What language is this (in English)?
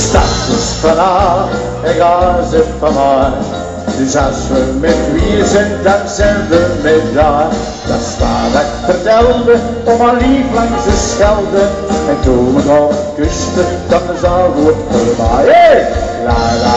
Dutch